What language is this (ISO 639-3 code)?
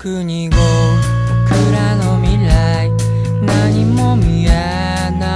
jpn